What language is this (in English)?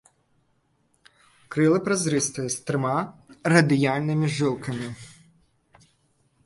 Belarusian